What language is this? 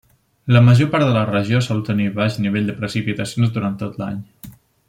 Catalan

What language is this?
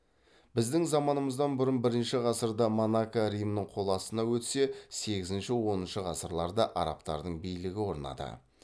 Kazakh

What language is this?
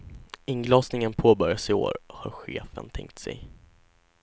Swedish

